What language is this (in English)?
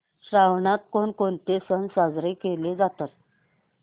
Marathi